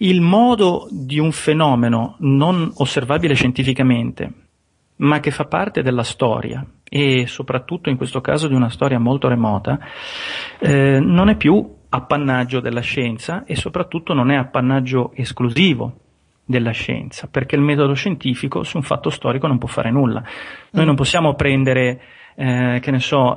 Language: Italian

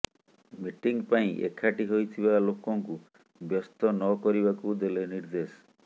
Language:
Odia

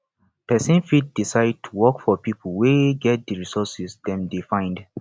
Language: Nigerian Pidgin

